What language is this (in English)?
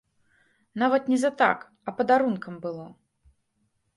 Belarusian